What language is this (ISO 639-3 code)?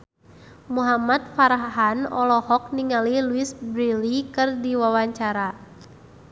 sun